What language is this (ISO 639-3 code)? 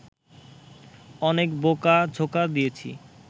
ben